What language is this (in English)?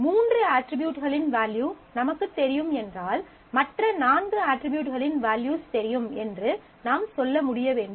Tamil